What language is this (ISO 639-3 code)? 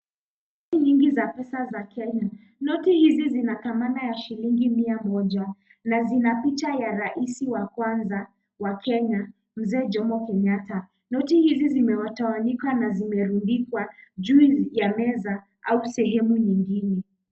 swa